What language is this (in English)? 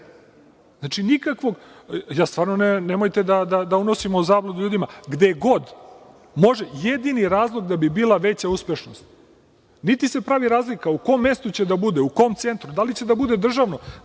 Serbian